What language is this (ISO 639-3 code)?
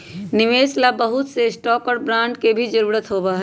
mag